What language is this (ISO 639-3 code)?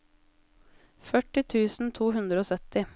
nor